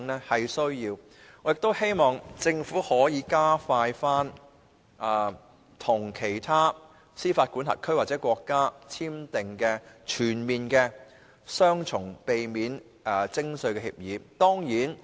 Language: Cantonese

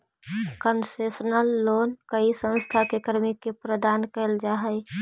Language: Magahi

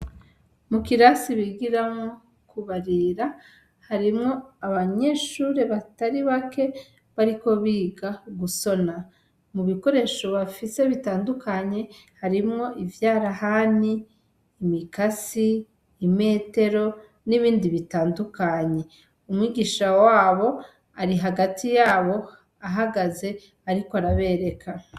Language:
Rundi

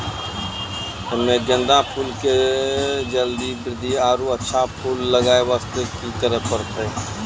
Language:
Maithili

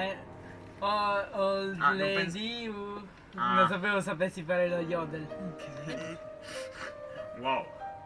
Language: Italian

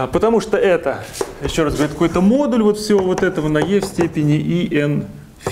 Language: Russian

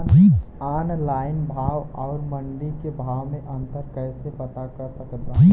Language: Bhojpuri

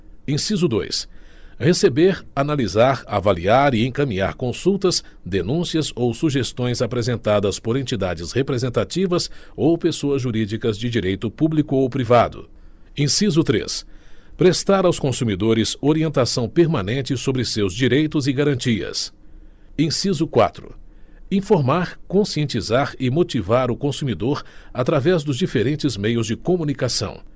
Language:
Portuguese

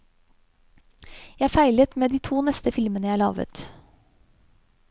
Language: Norwegian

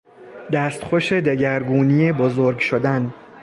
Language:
Persian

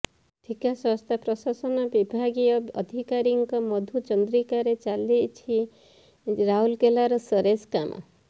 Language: Odia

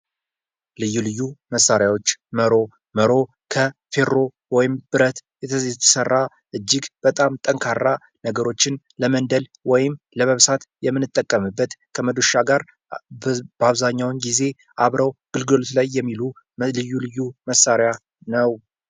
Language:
Amharic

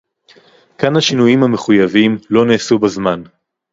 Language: Hebrew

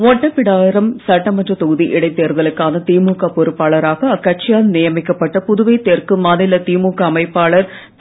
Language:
Tamil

